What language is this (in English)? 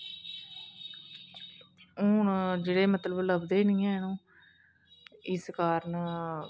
Dogri